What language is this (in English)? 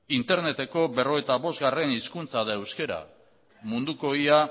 Basque